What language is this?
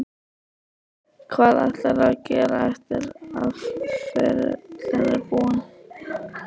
Icelandic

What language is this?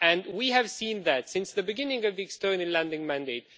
English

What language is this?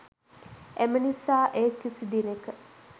Sinhala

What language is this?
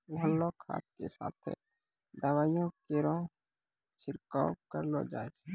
Maithili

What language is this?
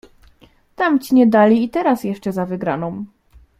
Polish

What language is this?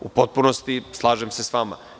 Serbian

